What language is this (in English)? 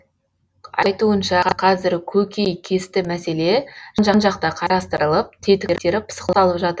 Kazakh